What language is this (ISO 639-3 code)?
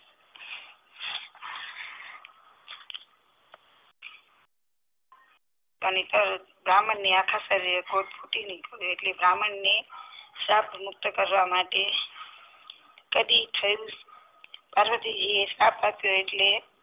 guj